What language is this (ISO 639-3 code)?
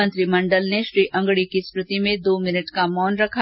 hin